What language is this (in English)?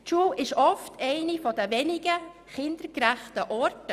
Swiss German